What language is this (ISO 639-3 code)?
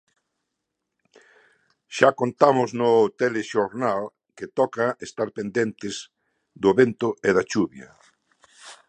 glg